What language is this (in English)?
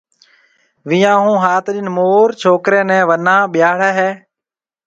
Marwari (Pakistan)